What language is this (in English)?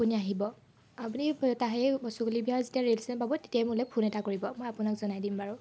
Assamese